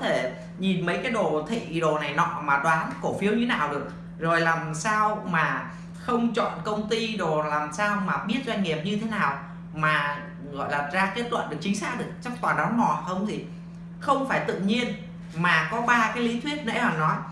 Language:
Vietnamese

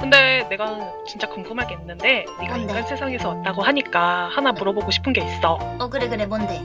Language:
Korean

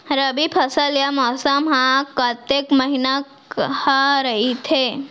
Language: Chhattisgarhi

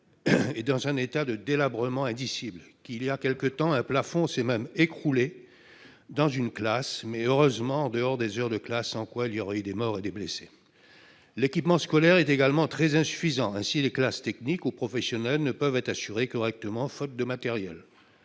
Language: French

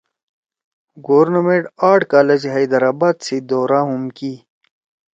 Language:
Torwali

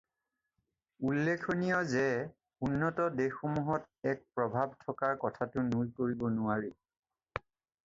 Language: Assamese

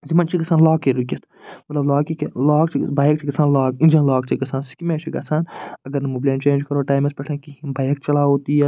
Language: Kashmiri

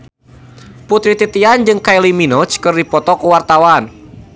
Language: Sundanese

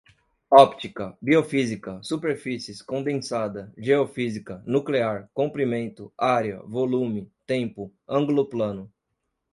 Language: Portuguese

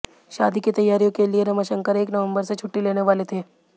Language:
Hindi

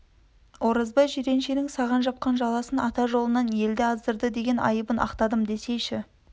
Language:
Kazakh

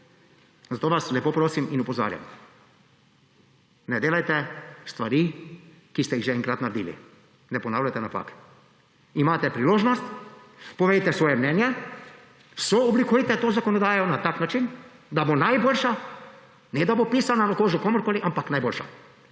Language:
Slovenian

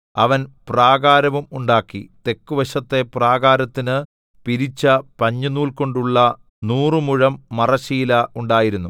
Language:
Malayalam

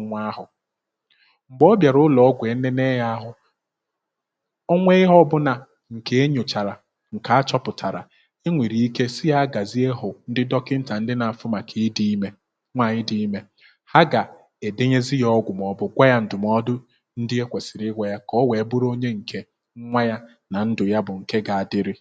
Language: Igbo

